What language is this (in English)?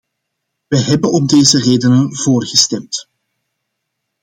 Dutch